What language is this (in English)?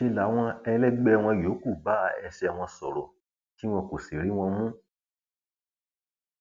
Yoruba